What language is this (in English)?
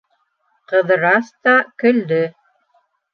Bashkir